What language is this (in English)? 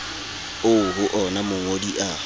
Southern Sotho